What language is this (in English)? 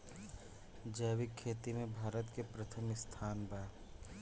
Bhojpuri